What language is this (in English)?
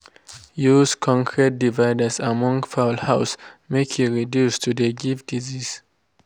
Nigerian Pidgin